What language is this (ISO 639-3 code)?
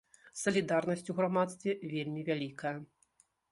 bel